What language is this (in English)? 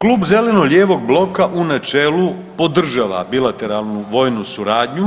Croatian